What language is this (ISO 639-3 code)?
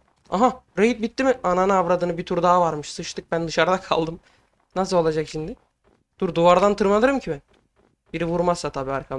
tur